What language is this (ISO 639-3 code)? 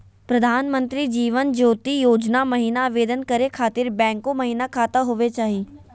mag